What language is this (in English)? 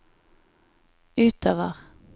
Norwegian